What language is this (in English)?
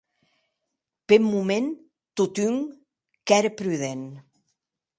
Occitan